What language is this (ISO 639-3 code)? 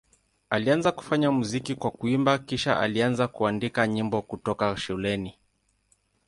swa